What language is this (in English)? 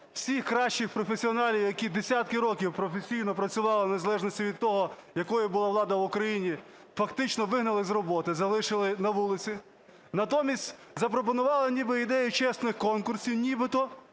Ukrainian